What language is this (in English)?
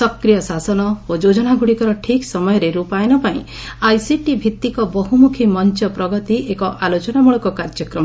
Odia